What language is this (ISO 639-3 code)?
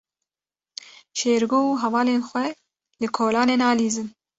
kur